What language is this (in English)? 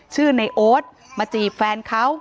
Thai